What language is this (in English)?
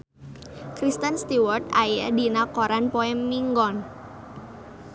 Sundanese